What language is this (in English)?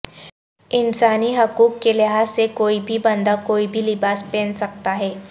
Urdu